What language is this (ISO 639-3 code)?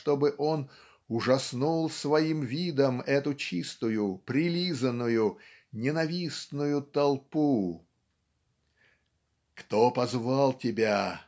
rus